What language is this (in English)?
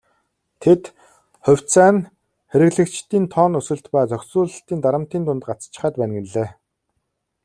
Mongolian